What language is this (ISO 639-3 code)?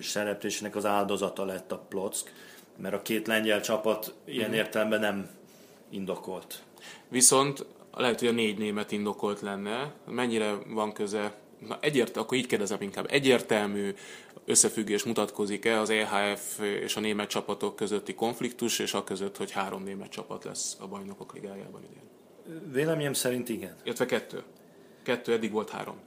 hun